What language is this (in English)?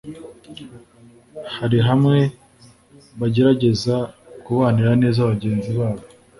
Kinyarwanda